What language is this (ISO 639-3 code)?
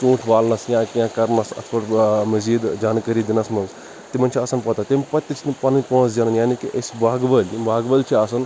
kas